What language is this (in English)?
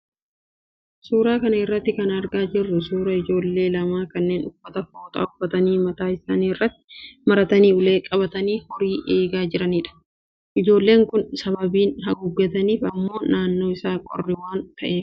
Oromo